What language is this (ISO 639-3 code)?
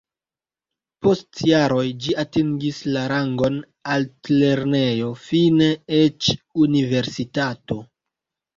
epo